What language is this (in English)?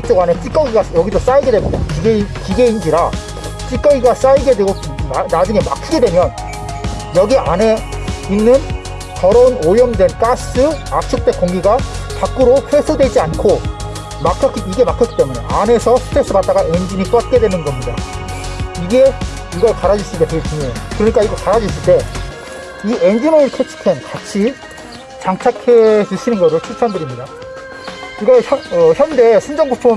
Korean